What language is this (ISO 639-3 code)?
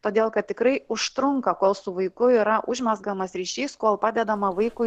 lit